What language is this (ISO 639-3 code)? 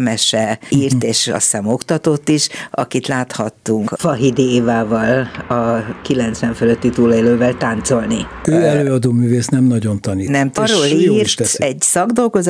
hun